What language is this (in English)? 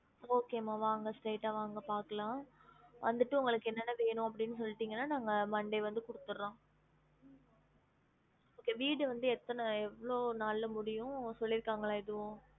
Tamil